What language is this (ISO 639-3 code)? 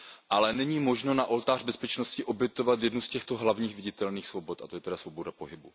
ces